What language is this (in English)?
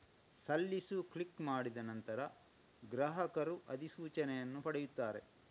Kannada